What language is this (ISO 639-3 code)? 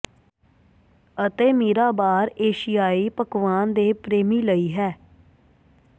pan